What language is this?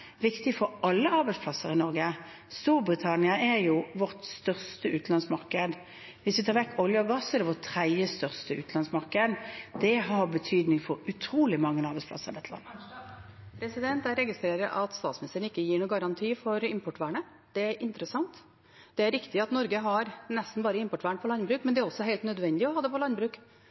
Norwegian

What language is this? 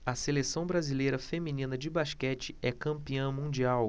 Portuguese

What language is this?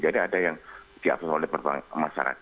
Indonesian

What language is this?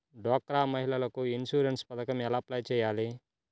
Telugu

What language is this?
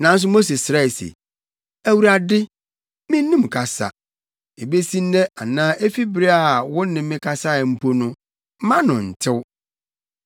Akan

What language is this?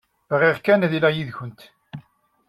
Kabyle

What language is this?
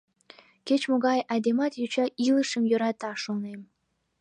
Mari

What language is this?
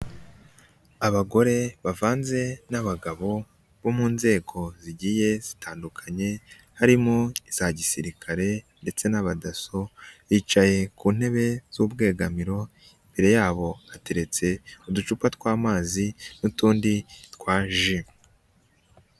Kinyarwanda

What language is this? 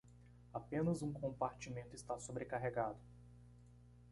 Portuguese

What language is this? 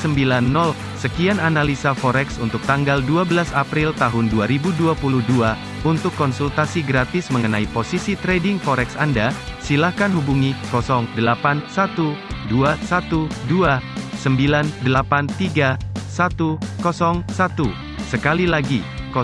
Indonesian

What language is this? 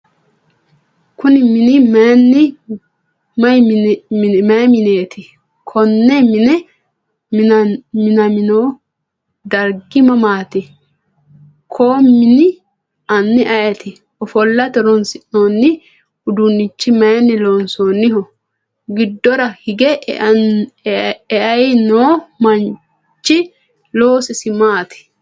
Sidamo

